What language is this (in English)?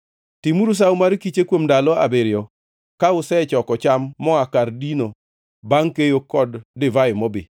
Luo (Kenya and Tanzania)